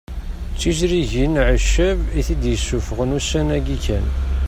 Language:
Kabyle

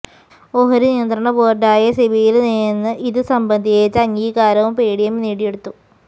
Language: Malayalam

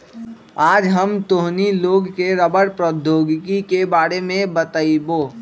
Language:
Magahi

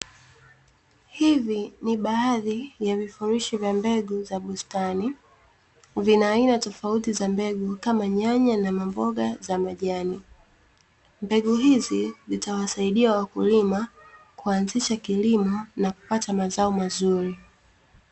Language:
Swahili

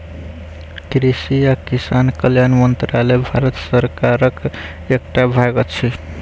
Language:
Maithili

